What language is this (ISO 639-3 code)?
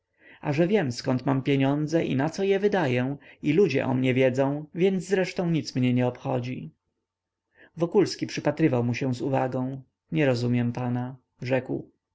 pol